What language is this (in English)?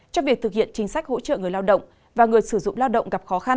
Vietnamese